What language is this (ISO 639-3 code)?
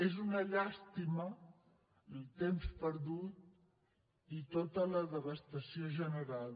cat